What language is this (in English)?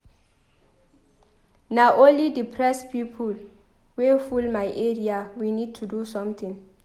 Nigerian Pidgin